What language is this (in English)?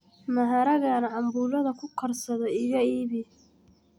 Somali